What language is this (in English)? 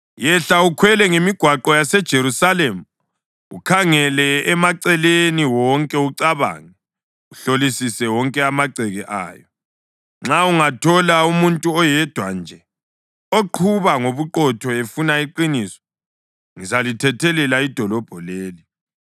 North Ndebele